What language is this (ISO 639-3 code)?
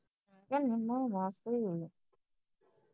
pan